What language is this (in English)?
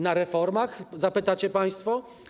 Polish